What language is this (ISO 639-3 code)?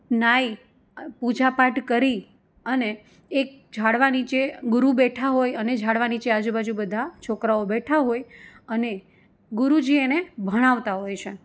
guj